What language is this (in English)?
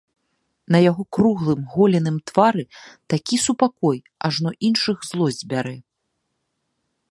Belarusian